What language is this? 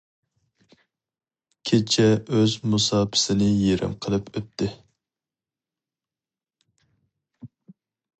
Uyghur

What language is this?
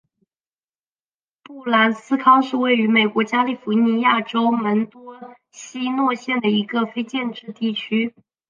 Chinese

